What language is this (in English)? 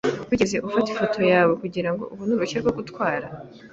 Kinyarwanda